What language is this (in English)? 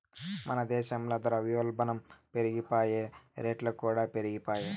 Telugu